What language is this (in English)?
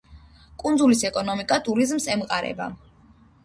Georgian